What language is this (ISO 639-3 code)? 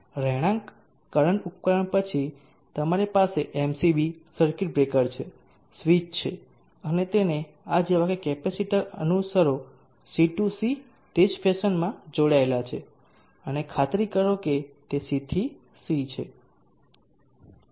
guj